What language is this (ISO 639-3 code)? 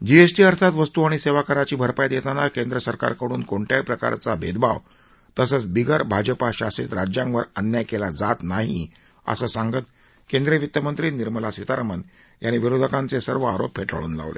mar